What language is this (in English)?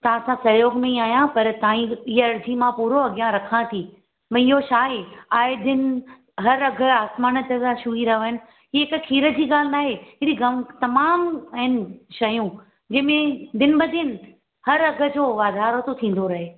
Sindhi